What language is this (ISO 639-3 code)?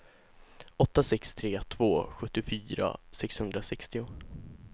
swe